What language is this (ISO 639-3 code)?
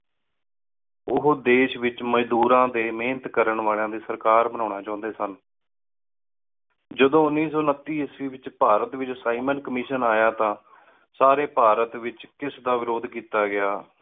pan